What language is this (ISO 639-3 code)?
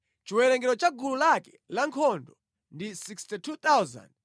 nya